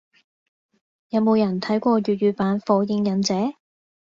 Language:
Cantonese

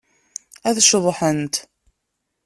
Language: Kabyle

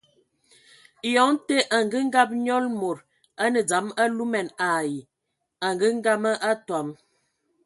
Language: Ewondo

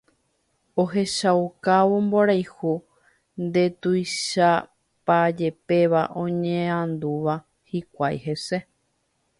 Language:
Guarani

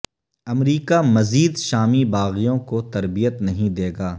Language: Urdu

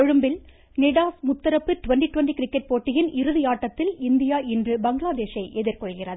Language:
Tamil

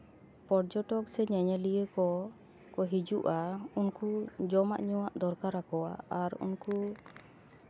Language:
Santali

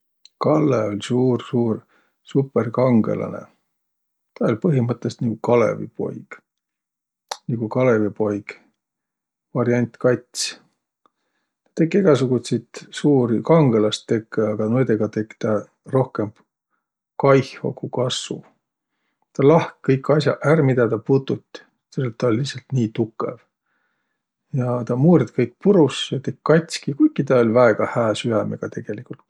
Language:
Võro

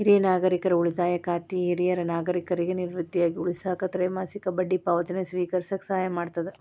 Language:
Kannada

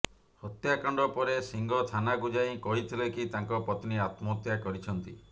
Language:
Odia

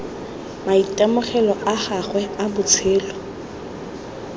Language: Tswana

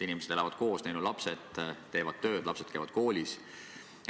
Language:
Estonian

